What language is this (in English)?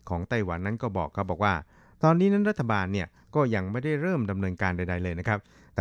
Thai